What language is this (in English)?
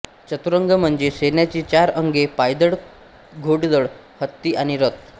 Marathi